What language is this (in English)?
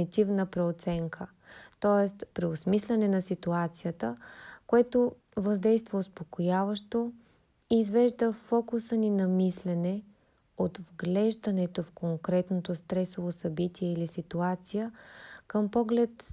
Bulgarian